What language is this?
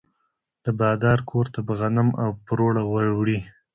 Pashto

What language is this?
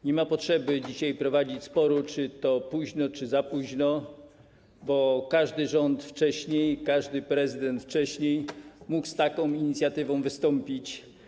Polish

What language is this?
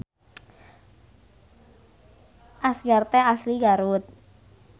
Sundanese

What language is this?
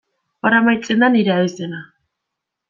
Basque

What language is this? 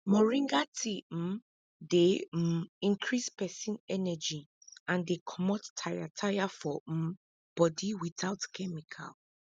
Nigerian Pidgin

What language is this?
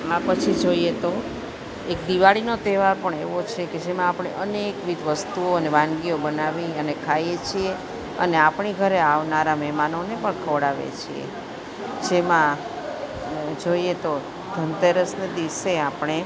Gujarati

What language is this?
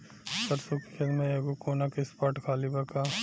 Bhojpuri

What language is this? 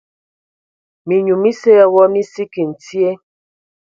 Ewondo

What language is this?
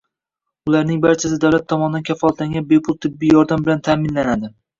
Uzbek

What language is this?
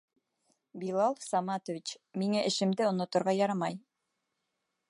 Bashkir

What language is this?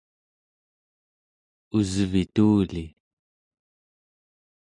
Central Yupik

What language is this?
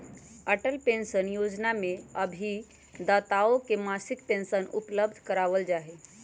Magahi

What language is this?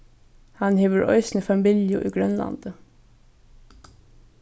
Faroese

